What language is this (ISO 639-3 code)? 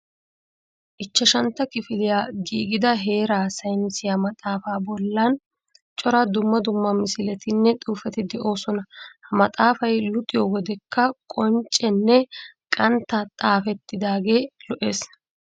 wal